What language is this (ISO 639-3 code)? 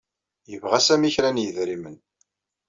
kab